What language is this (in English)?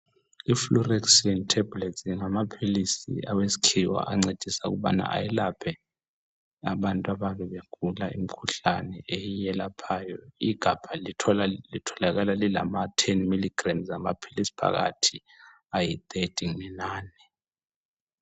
North Ndebele